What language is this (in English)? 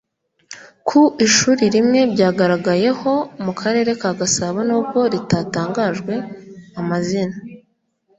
Kinyarwanda